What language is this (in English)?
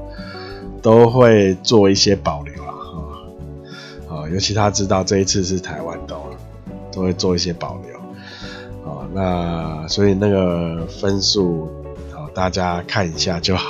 Chinese